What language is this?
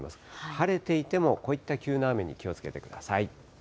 Japanese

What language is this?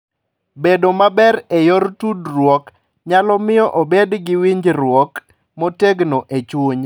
Luo (Kenya and Tanzania)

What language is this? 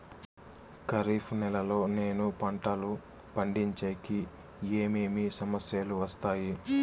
Telugu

